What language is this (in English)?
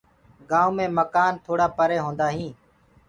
Gurgula